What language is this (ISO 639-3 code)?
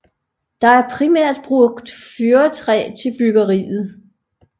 dan